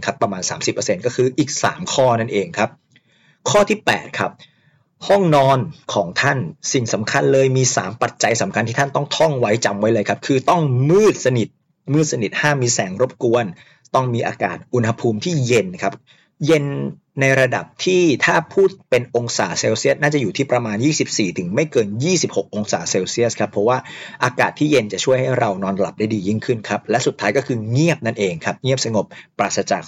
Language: Thai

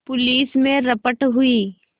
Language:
Hindi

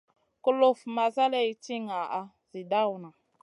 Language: Masana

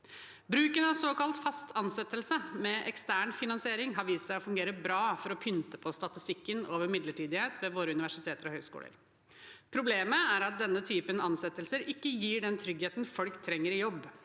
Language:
Norwegian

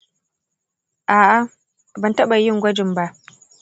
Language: Hausa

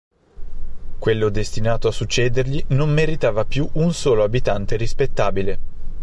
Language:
Italian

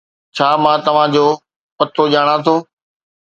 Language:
Sindhi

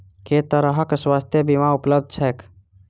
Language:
Maithili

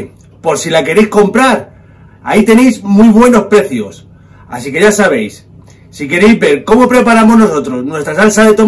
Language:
Spanish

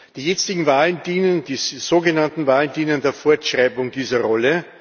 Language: German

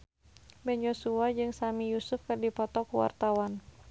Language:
Sundanese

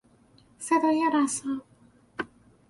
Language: Persian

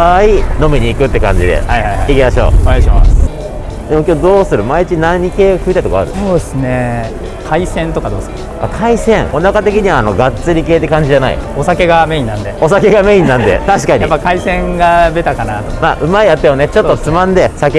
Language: Japanese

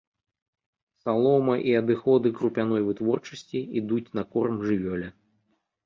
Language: Belarusian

